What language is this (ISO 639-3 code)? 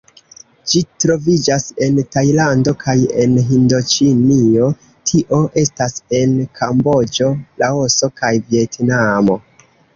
epo